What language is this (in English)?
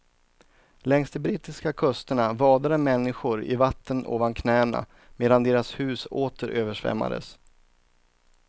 Swedish